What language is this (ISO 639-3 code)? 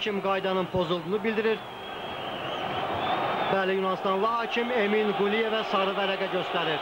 tur